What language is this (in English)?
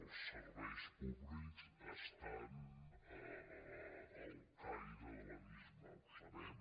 Catalan